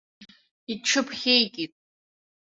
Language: Abkhazian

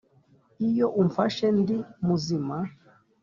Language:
Kinyarwanda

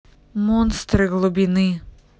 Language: Russian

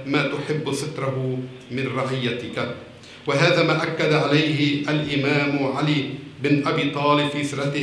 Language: Arabic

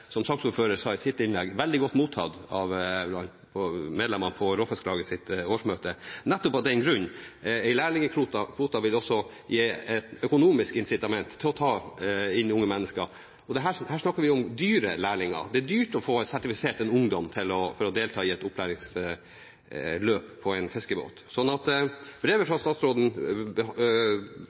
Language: Norwegian Bokmål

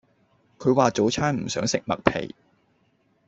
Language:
Cantonese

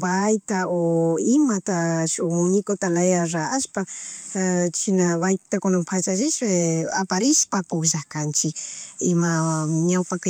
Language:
Chimborazo Highland Quichua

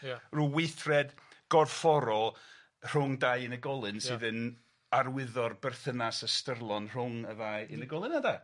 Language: Welsh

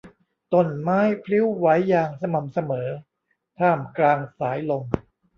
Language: Thai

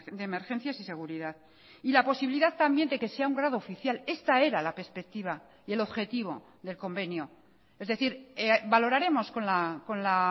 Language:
Spanish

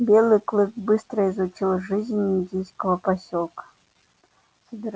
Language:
Russian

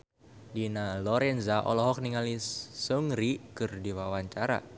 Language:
Sundanese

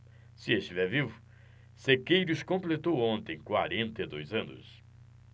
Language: Portuguese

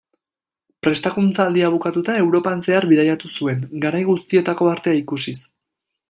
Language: Basque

